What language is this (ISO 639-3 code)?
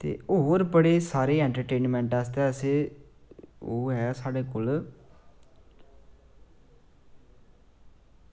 doi